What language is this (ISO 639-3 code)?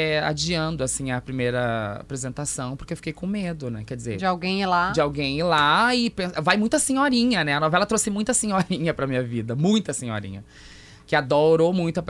por